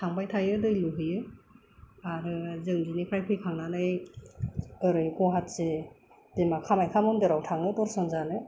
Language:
Bodo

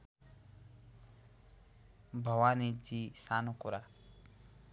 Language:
Nepali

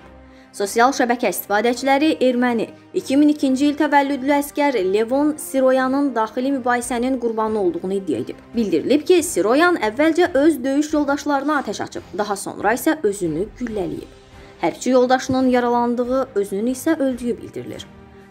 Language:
Turkish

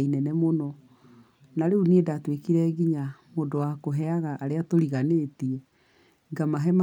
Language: Kikuyu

